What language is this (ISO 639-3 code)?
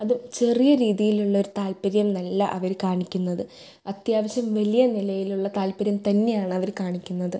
mal